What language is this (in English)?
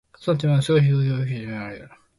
Japanese